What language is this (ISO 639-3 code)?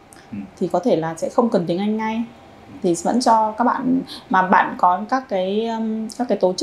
vie